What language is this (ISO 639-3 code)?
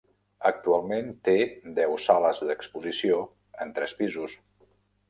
cat